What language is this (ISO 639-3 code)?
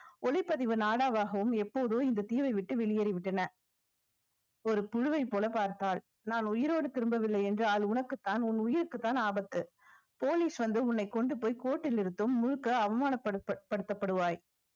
tam